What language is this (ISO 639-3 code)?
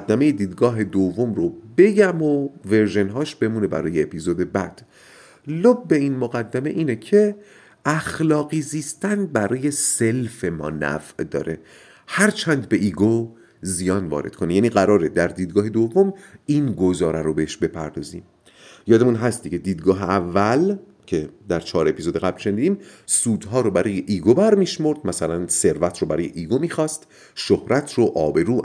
fas